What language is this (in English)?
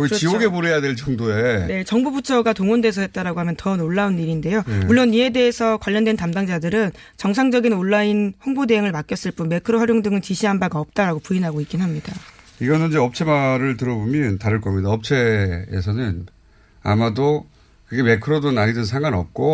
Korean